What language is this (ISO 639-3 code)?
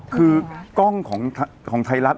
tha